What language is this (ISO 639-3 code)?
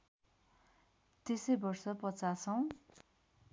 nep